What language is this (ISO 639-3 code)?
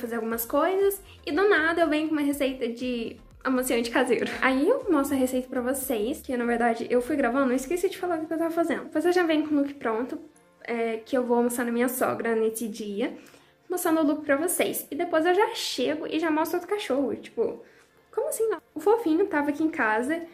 por